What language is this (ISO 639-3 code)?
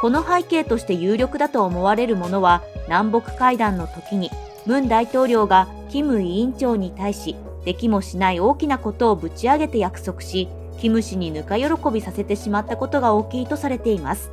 jpn